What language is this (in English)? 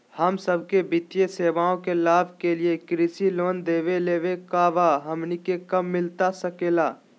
Magahi